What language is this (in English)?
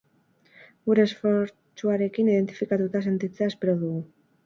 Basque